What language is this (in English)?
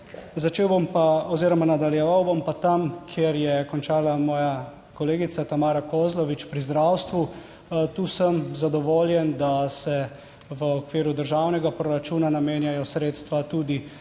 Slovenian